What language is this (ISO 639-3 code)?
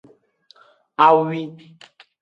ajg